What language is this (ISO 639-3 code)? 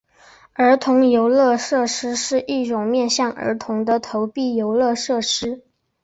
zho